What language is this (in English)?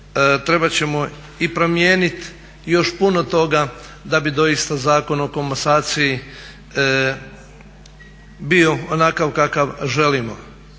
Croatian